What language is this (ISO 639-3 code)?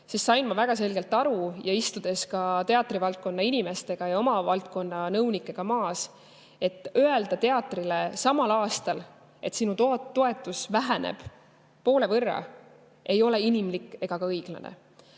est